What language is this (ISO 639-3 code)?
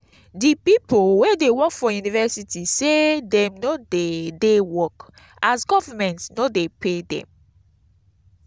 pcm